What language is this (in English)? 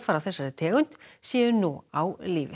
Icelandic